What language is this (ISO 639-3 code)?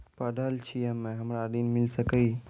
mai